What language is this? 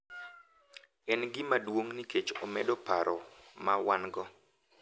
Luo (Kenya and Tanzania)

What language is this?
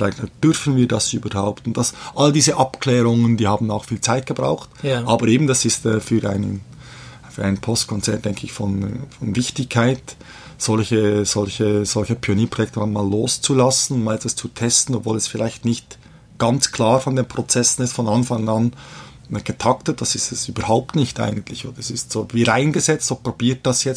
German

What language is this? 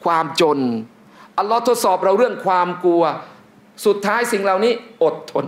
Thai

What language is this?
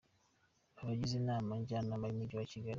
Kinyarwanda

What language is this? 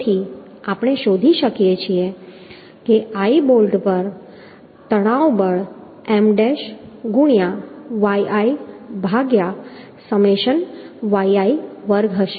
Gujarati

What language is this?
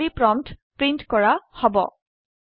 Assamese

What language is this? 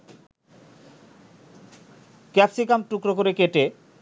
Bangla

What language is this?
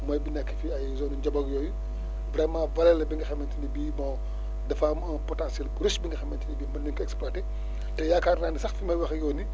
Wolof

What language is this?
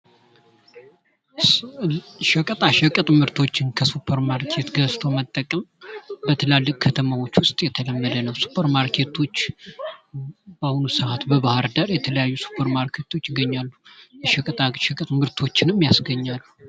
Amharic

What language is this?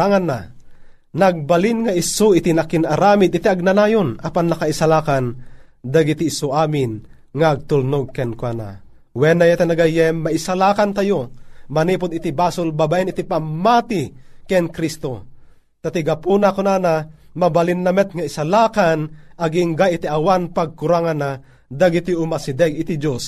Filipino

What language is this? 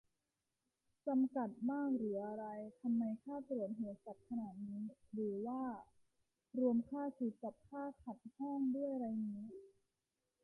Thai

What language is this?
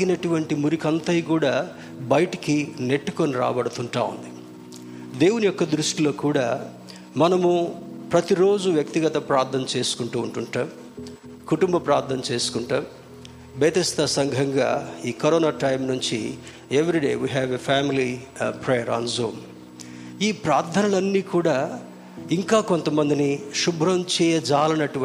Telugu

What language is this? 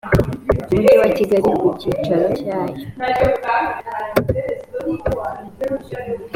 Kinyarwanda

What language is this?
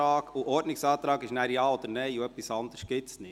Swiss German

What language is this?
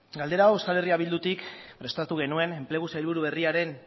Basque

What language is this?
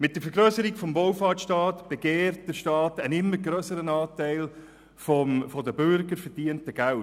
Swiss German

